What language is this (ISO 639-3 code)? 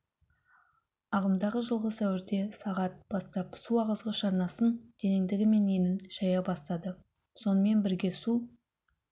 kaz